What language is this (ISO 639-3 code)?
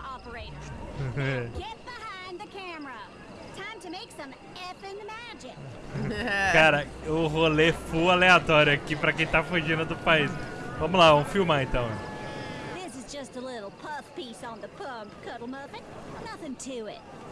por